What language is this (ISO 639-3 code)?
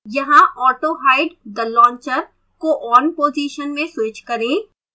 hin